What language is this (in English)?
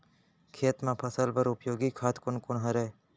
Chhattisgarhi